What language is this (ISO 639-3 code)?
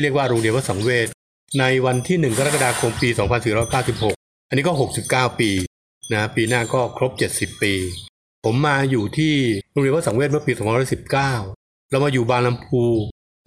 tha